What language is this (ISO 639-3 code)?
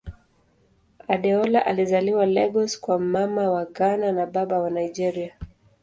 swa